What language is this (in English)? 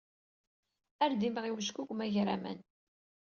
Kabyle